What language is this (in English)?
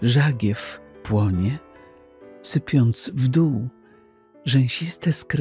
Polish